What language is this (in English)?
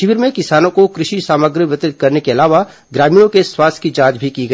Hindi